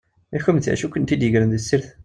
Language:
Kabyle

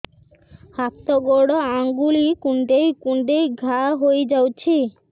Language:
Odia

